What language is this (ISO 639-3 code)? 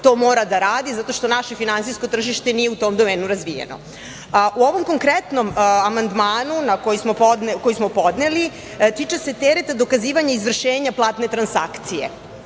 srp